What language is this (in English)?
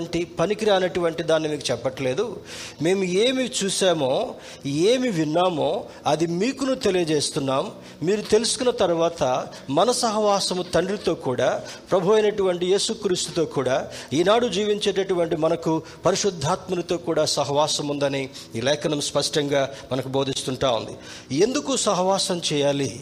Telugu